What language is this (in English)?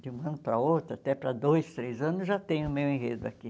Portuguese